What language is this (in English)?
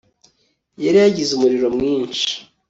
Kinyarwanda